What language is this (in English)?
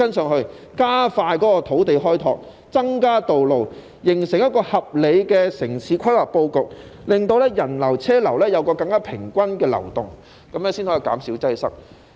Cantonese